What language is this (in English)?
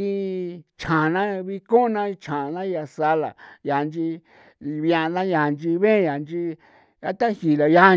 San Felipe Otlaltepec Popoloca